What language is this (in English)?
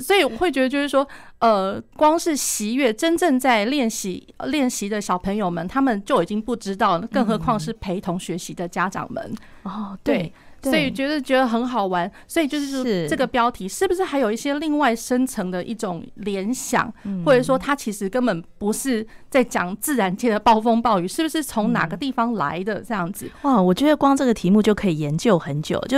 Chinese